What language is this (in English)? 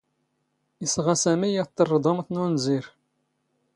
Standard Moroccan Tamazight